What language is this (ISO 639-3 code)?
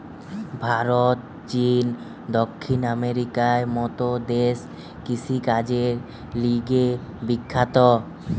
ben